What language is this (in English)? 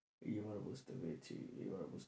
Bangla